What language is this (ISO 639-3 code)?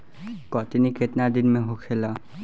bho